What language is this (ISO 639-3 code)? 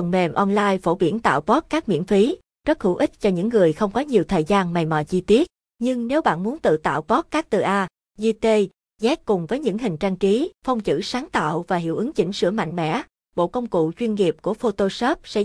vie